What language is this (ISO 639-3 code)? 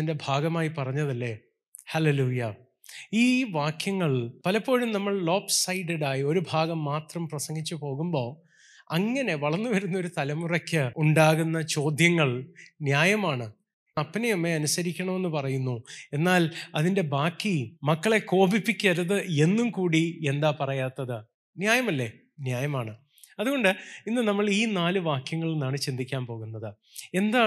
mal